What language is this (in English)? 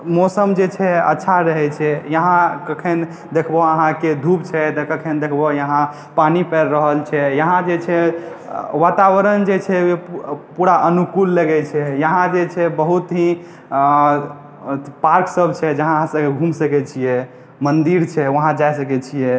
Maithili